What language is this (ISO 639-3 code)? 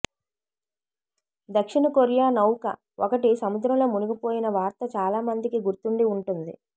tel